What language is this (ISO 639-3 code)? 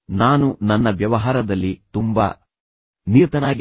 kan